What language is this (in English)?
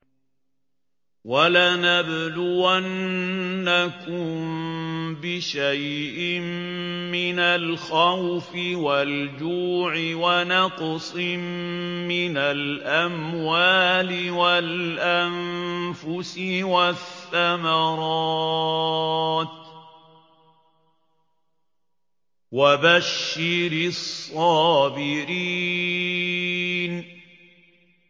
Arabic